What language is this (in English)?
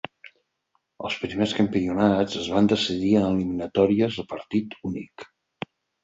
Catalan